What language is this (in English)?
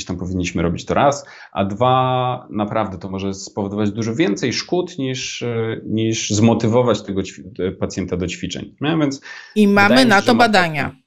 Polish